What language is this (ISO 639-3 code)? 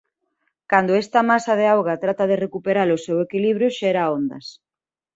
glg